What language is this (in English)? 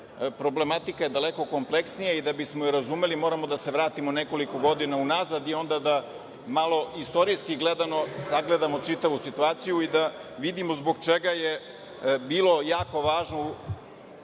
Serbian